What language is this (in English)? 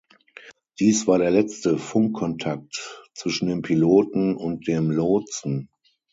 German